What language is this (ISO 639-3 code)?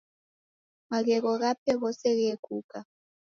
dav